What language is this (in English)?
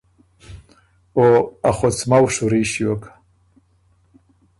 Ormuri